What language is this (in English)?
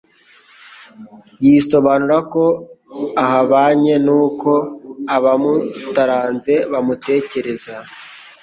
Kinyarwanda